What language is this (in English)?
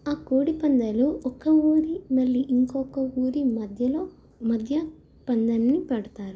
Telugu